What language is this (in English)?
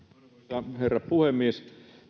Finnish